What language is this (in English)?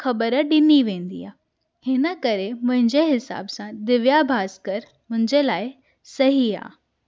Sindhi